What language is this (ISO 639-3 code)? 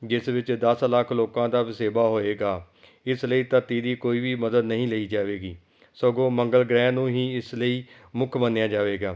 pan